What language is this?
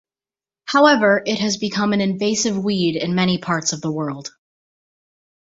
English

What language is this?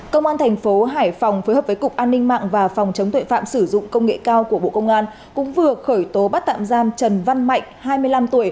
Vietnamese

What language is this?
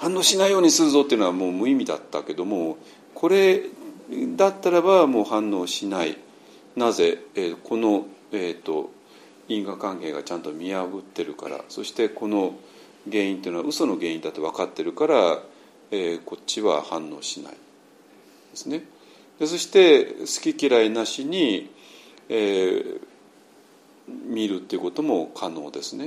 Japanese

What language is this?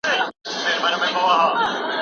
Pashto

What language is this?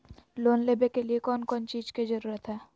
Magahi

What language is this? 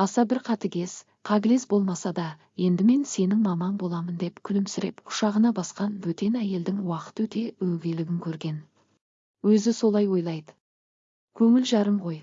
Turkish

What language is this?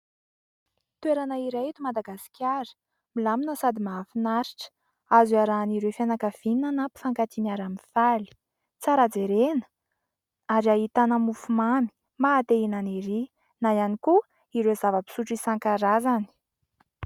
Malagasy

